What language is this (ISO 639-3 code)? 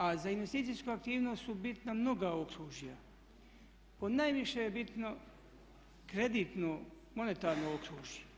hrv